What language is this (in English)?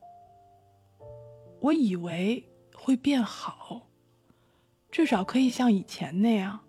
Chinese